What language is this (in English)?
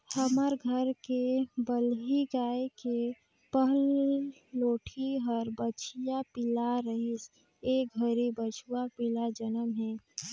Chhattisgarhi